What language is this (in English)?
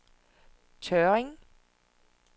Danish